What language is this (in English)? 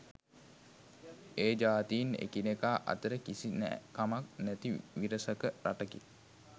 Sinhala